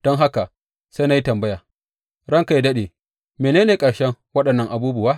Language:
Hausa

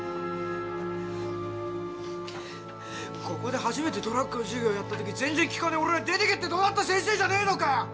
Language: Japanese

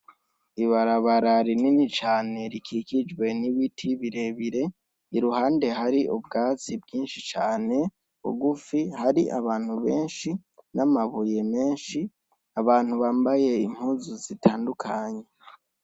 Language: Rundi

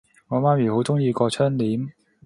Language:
Cantonese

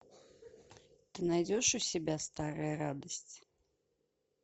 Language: Russian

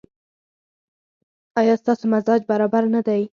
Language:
Pashto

